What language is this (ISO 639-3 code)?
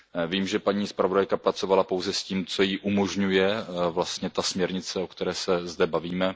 ces